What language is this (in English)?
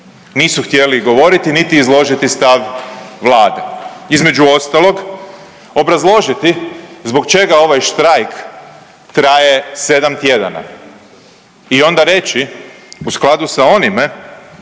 Croatian